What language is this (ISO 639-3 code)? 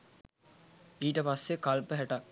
sin